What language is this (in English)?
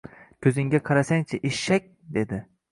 Uzbek